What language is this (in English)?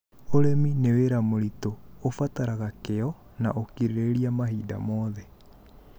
Kikuyu